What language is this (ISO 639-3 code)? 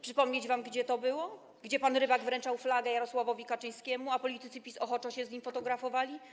pol